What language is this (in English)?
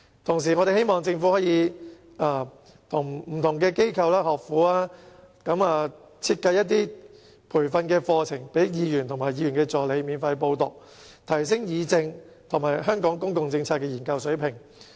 Cantonese